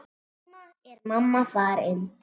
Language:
Icelandic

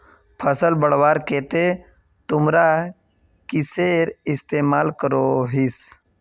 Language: Magahi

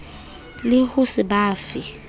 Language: Southern Sotho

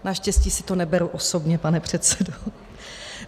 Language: Czech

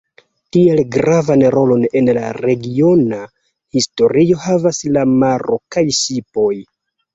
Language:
Esperanto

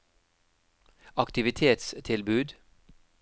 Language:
Norwegian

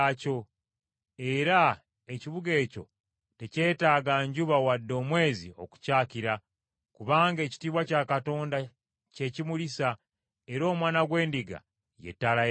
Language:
Ganda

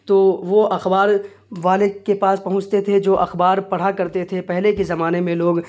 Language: Urdu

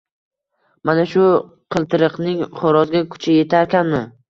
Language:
Uzbek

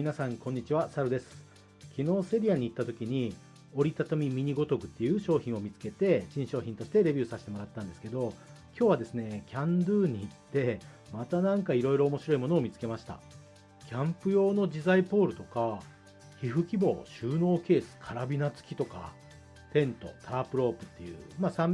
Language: Japanese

